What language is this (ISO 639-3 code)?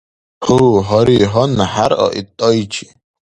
dar